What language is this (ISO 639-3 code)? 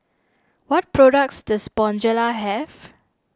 eng